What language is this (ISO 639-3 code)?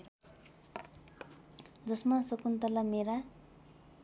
nep